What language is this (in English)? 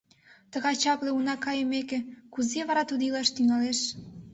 Mari